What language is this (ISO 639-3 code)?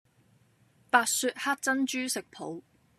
yue